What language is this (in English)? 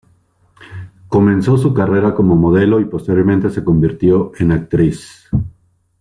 Spanish